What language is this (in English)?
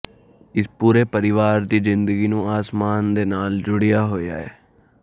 Punjabi